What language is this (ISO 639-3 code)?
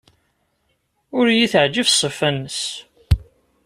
kab